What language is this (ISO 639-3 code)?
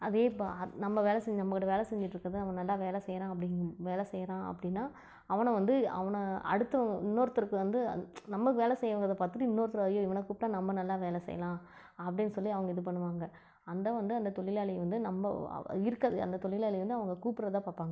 tam